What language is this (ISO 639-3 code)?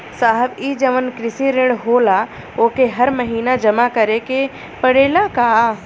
bho